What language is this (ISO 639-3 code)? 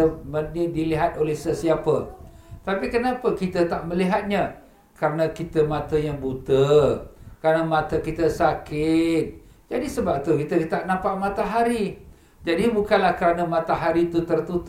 msa